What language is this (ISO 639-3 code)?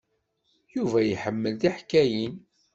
kab